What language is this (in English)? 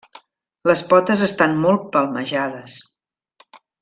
Catalan